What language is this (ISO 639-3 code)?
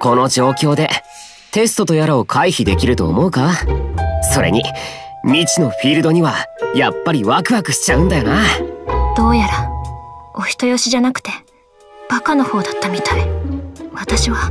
jpn